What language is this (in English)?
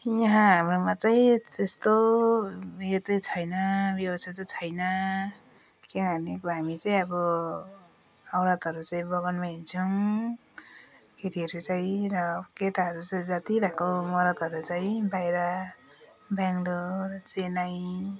Nepali